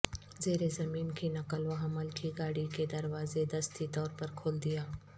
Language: Urdu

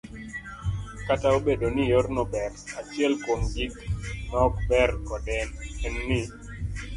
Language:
Luo (Kenya and Tanzania)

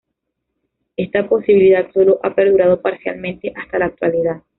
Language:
Spanish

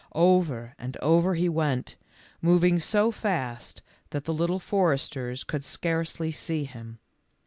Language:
English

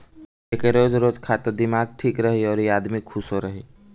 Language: Bhojpuri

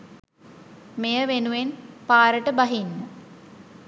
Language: Sinhala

